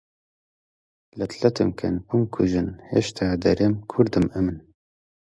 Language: Central Kurdish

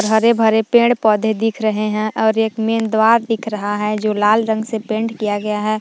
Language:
Hindi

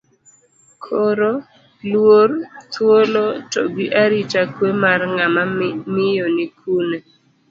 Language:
Luo (Kenya and Tanzania)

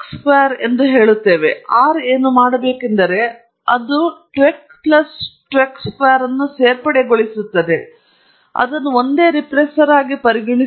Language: Kannada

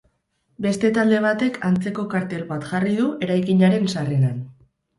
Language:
Basque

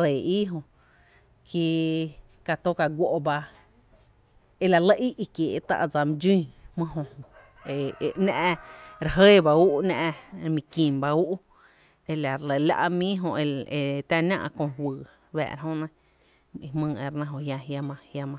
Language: Tepinapa Chinantec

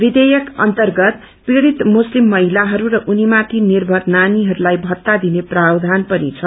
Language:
Nepali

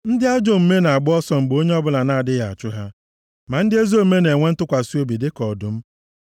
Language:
Igbo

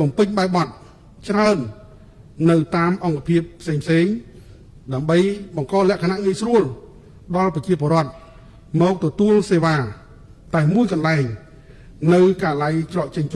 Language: Thai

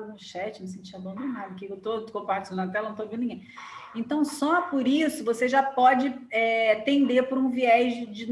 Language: Portuguese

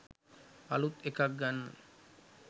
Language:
Sinhala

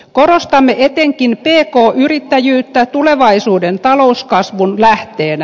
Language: Finnish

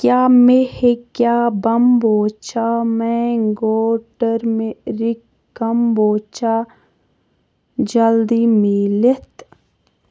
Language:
Kashmiri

